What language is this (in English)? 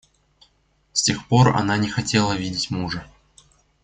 Russian